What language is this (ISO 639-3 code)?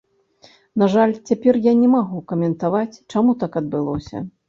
bel